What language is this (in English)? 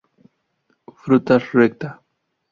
Spanish